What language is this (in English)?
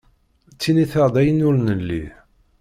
Kabyle